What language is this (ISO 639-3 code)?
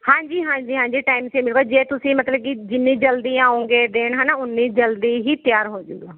pan